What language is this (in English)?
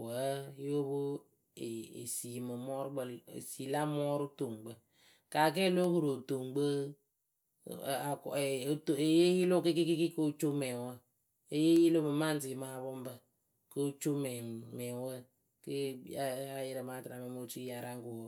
Akebu